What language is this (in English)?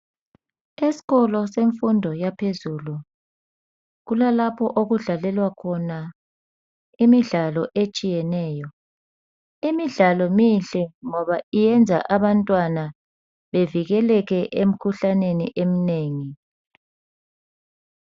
North Ndebele